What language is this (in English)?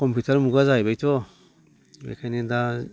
Bodo